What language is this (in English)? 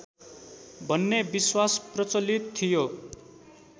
Nepali